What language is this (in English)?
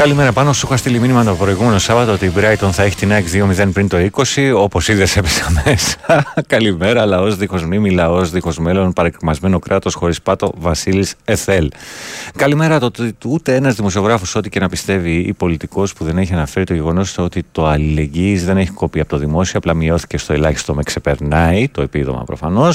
Greek